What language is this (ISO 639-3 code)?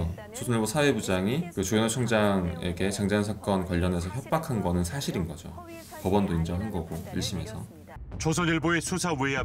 kor